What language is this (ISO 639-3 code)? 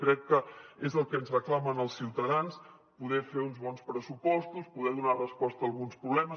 cat